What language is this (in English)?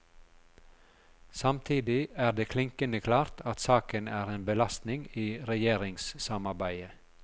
Norwegian